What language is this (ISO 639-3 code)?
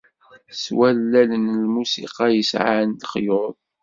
kab